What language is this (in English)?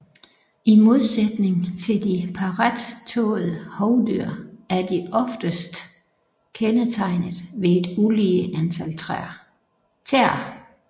Danish